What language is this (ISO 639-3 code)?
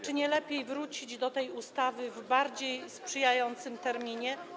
pol